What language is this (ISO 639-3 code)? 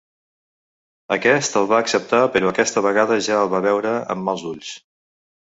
cat